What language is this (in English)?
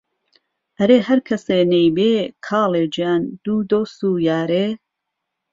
Central Kurdish